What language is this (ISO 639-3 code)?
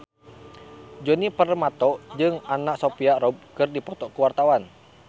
sun